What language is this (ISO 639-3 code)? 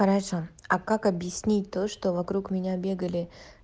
rus